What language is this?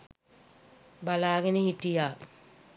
Sinhala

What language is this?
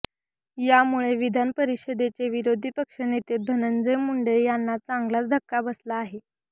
Marathi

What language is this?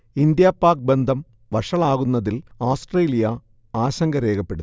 Malayalam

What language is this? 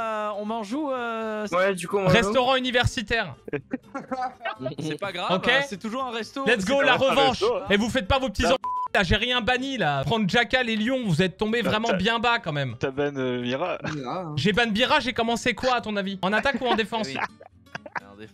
French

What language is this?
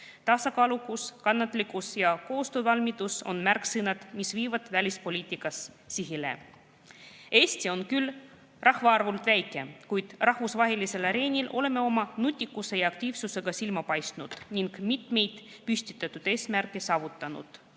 Estonian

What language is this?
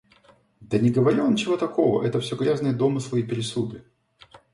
Russian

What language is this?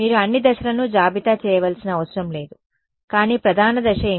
Telugu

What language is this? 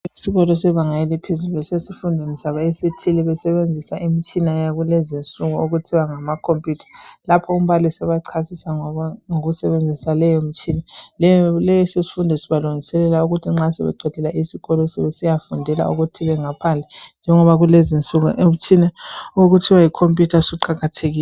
North Ndebele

